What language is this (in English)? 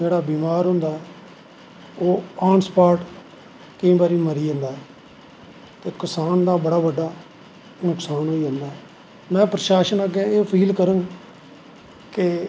Dogri